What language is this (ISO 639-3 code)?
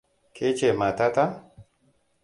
hau